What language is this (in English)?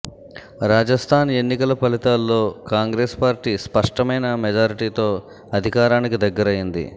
Telugu